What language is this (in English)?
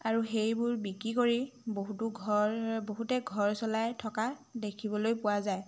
Assamese